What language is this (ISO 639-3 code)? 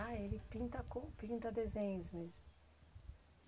por